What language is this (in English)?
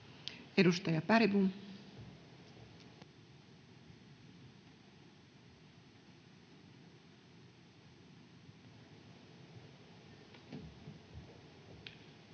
Finnish